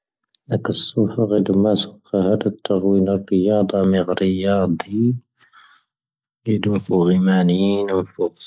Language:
Tahaggart Tamahaq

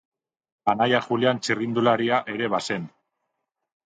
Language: Basque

